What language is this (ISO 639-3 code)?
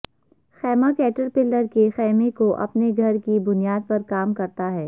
urd